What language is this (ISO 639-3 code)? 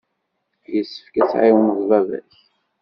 kab